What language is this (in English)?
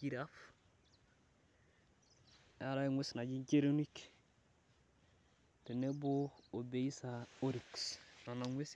Masai